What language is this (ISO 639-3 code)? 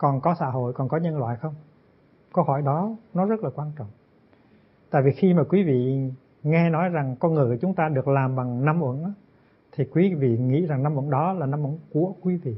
vie